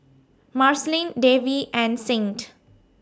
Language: English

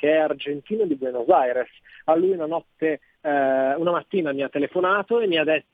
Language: Italian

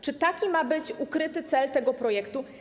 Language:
Polish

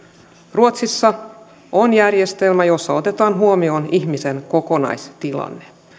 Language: Finnish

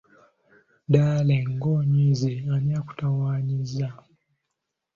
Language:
Ganda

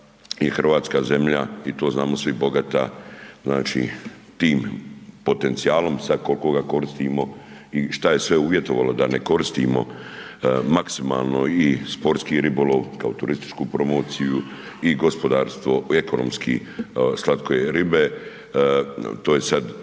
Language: Croatian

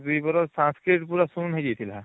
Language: Odia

